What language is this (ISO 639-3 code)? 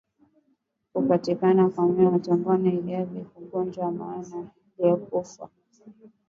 swa